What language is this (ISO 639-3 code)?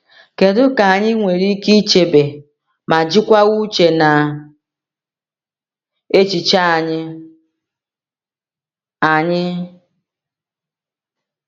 ibo